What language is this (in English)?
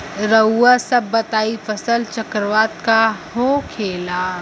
Bhojpuri